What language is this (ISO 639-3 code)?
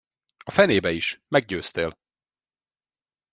hun